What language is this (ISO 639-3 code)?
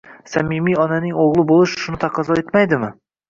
uzb